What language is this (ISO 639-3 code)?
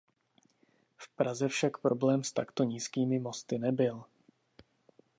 ces